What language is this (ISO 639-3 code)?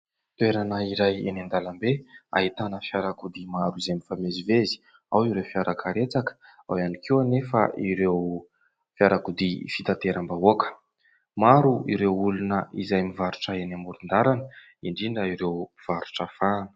mlg